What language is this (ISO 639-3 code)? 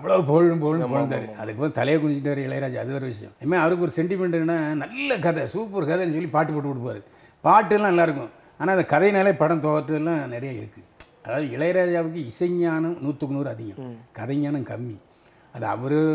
tam